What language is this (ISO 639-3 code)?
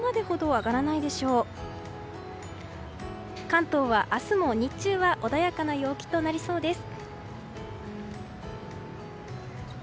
jpn